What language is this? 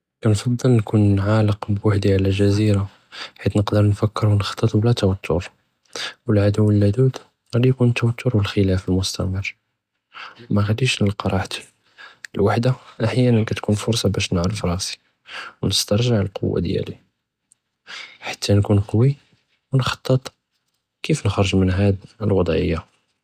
Judeo-Arabic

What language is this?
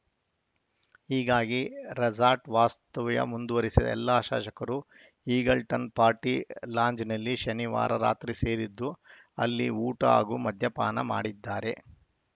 Kannada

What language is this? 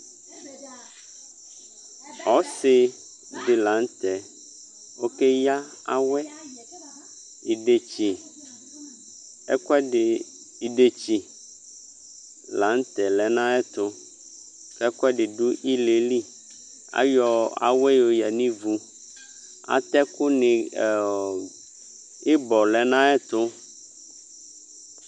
Ikposo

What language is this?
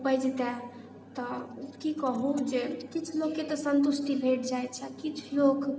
Maithili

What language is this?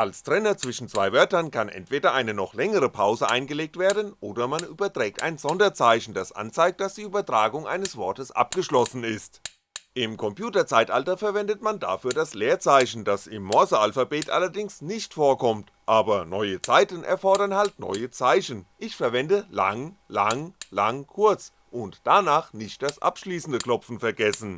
German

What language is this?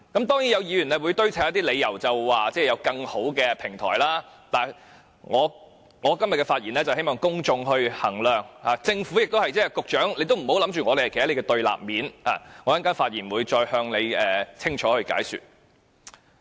Cantonese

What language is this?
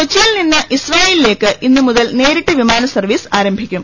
Malayalam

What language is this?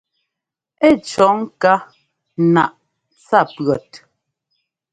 Ngomba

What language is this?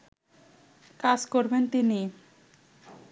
Bangla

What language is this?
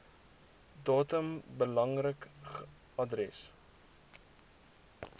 Afrikaans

